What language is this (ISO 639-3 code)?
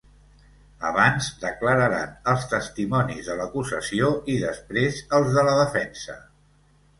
cat